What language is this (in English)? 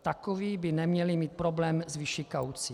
Czech